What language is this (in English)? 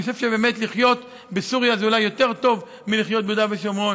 Hebrew